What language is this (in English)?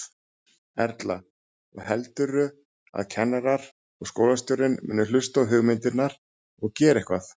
Icelandic